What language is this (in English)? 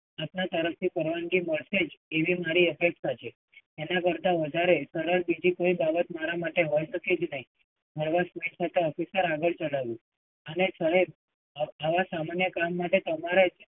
Gujarati